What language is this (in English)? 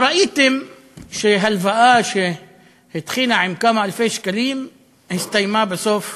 Hebrew